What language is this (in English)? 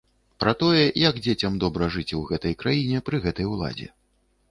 Belarusian